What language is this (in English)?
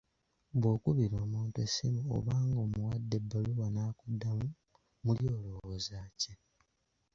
Ganda